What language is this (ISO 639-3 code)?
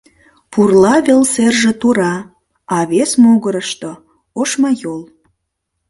chm